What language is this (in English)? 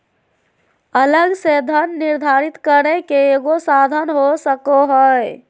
Magahi